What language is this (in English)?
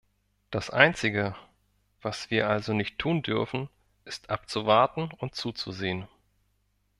German